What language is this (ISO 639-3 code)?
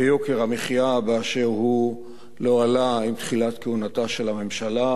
heb